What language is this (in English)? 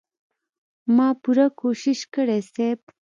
Pashto